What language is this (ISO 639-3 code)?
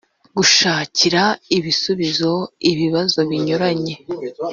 kin